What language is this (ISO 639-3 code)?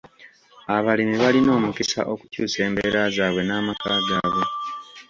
lug